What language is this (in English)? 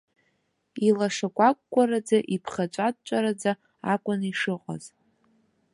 Abkhazian